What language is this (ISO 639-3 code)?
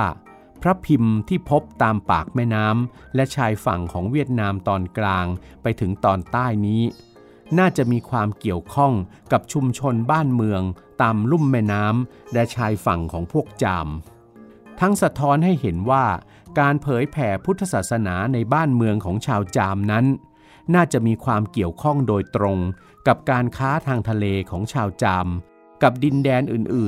tha